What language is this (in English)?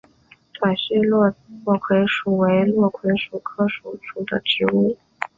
Chinese